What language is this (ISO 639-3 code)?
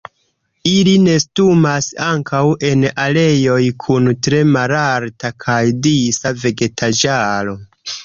epo